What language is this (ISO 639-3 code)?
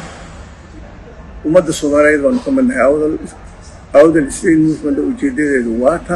ara